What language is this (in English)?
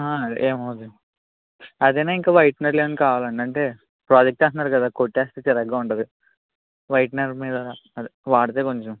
Telugu